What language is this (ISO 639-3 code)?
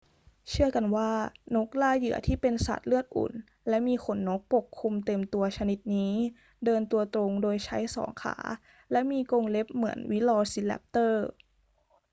tha